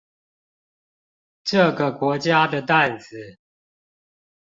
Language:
Chinese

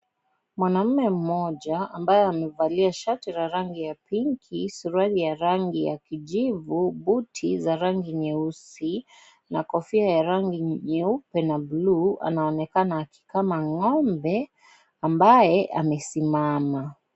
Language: Swahili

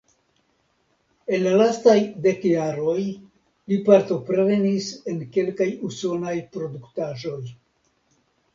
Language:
Esperanto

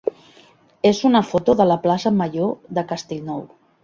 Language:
Catalan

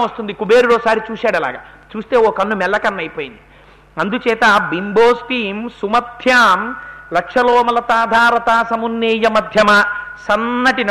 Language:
Telugu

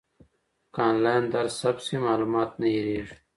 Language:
Pashto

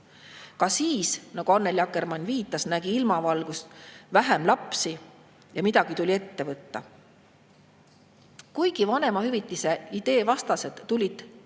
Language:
Estonian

